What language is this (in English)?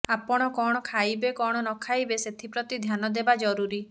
Odia